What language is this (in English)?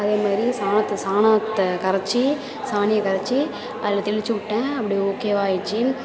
Tamil